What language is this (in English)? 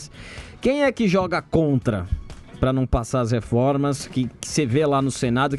Portuguese